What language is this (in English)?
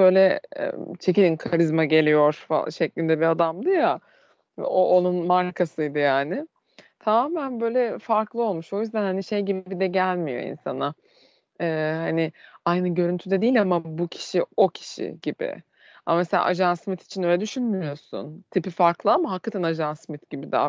Turkish